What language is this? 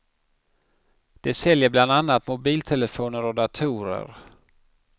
Swedish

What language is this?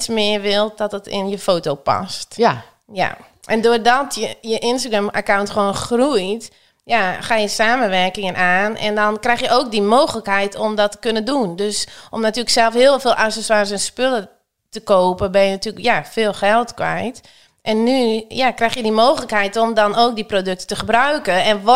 Dutch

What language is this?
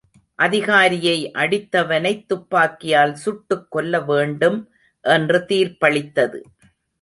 Tamil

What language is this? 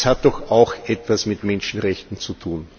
German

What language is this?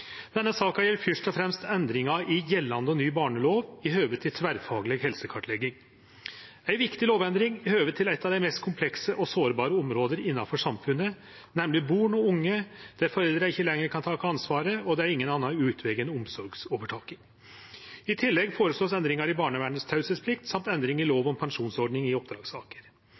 Norwegian Nynorsk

